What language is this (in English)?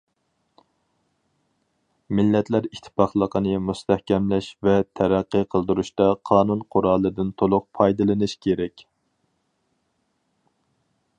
Uyghur